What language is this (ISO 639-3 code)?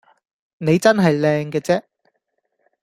yue